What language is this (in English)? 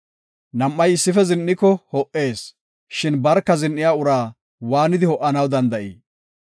Gofa